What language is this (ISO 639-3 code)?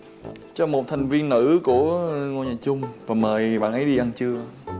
vie